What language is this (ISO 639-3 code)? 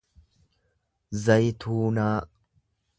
orm